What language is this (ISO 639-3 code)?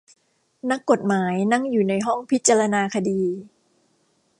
tha